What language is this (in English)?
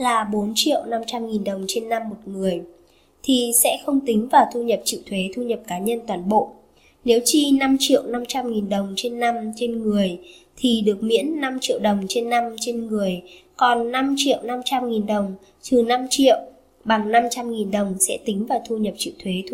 Vietnamese